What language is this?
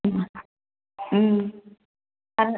Bodo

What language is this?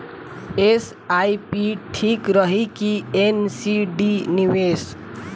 Bhojpuri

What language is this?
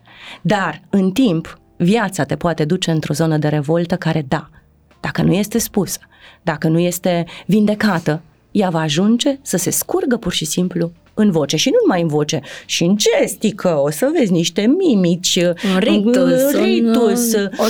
Romanian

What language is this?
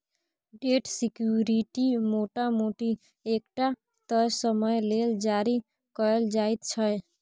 Maithili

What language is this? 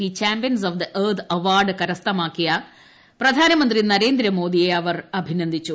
Malayalam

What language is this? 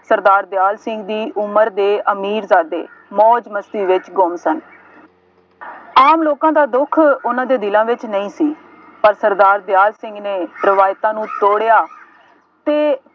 Punjabi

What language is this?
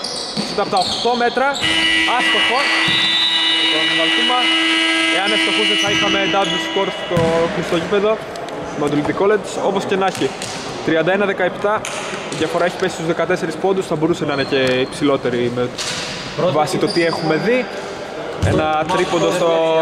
Greek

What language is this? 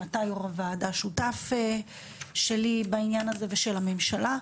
Hebrew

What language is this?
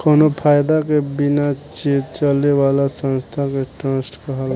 Bhojpuri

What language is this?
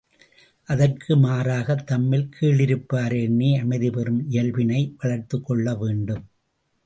Tamil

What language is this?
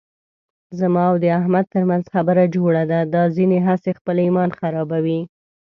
Pashto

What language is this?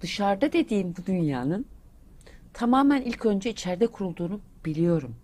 Turkish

